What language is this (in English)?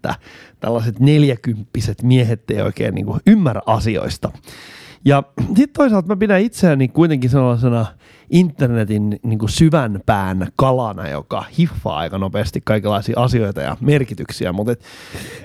Finnish